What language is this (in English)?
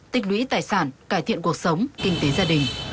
Vietnamese